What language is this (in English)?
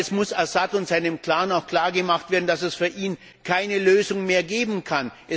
German